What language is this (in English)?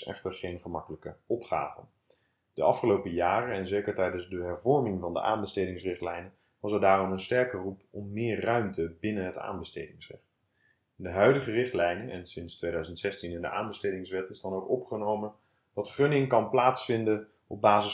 Dutch